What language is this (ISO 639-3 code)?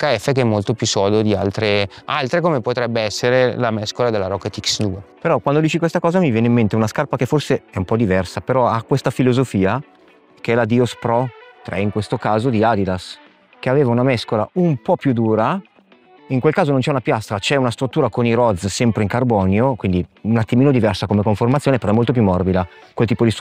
ita